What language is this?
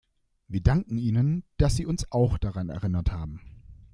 German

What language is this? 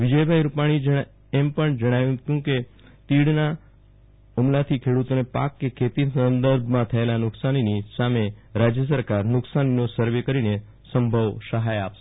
Gujarati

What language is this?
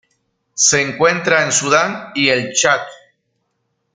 Spanish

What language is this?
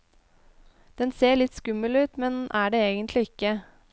Norwegian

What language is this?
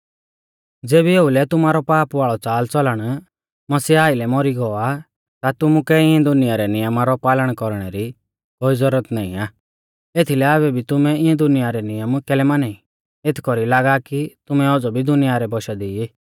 Mahasu Pahari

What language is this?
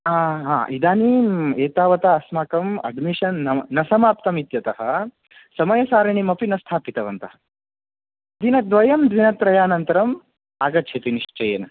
Sanskrit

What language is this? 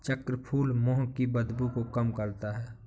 Hindi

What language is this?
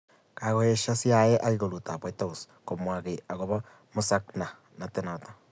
Kalenjin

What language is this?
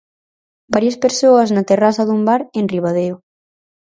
Galician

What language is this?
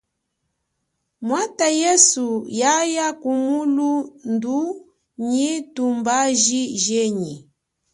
Chokwe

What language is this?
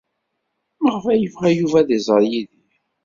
Kabyle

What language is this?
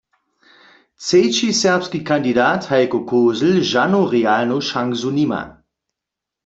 Upper Sorbian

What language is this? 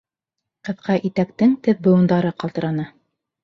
Bashkir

